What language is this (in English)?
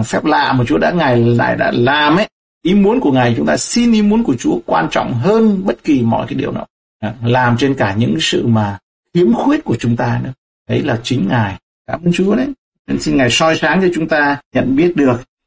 Vietnamese